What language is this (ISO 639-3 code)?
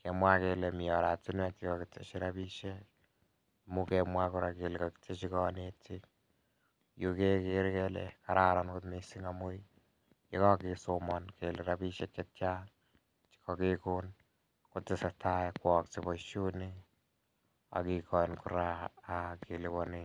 kln